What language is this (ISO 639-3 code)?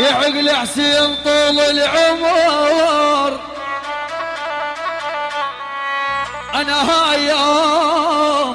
ara